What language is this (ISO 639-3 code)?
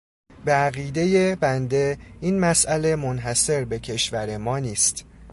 fas